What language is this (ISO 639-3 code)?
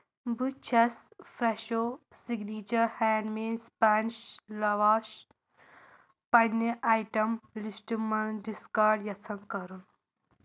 kas